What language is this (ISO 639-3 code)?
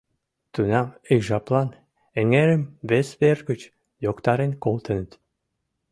chm